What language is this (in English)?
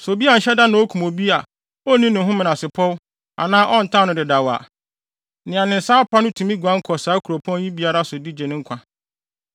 Akan